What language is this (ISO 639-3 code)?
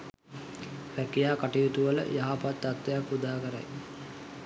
sin